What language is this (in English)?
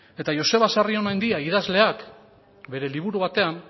Basque